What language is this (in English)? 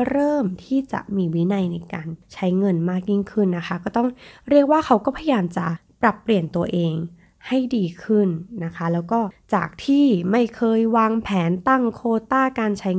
Thai